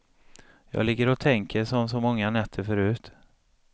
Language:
Swedish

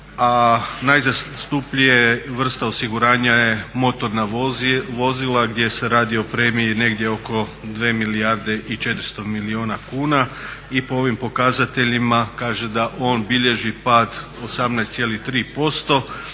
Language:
Croatian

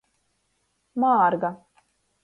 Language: Latgalian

